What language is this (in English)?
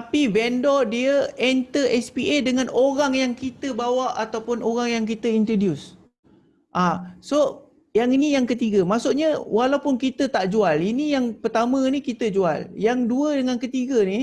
Malay